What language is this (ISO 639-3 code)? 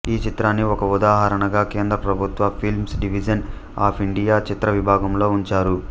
tel